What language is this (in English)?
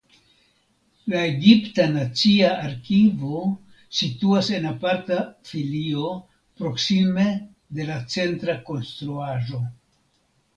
Esperanto